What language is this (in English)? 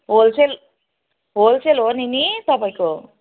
Nepali